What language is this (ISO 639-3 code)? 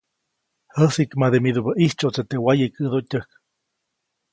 zoc